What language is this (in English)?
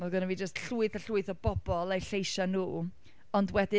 Welsh